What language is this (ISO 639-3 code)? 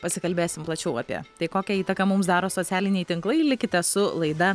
lit